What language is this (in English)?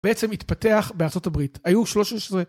Hebrew